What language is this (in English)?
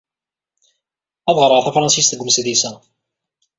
Kabyle